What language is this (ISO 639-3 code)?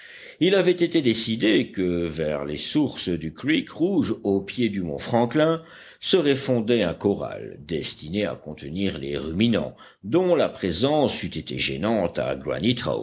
fra